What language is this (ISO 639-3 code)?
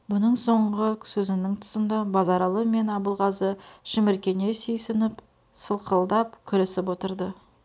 kaz